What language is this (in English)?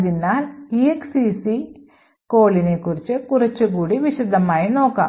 Malayalam